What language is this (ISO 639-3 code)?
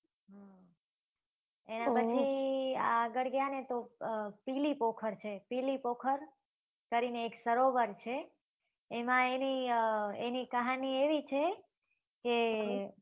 guj